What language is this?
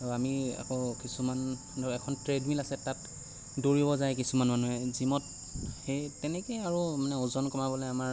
Assamese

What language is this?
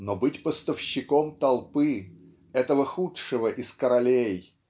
Russian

